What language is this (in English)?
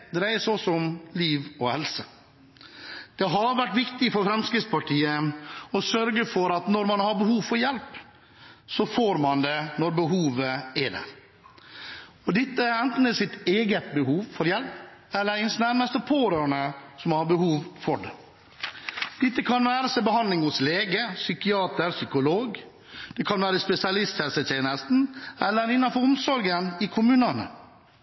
Norwegian Bokmål